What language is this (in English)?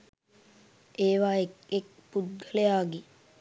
Sinhala